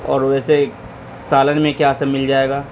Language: Urdu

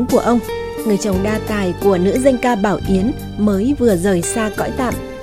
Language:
Vietnamese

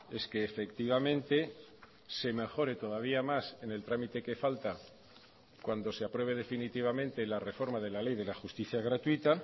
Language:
Spanish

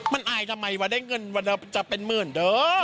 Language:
Thai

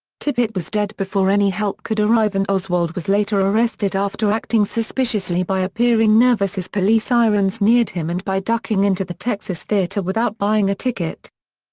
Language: English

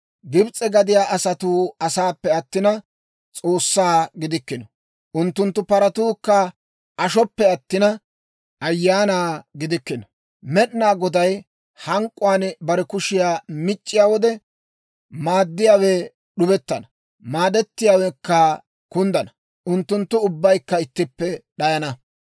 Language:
Dawro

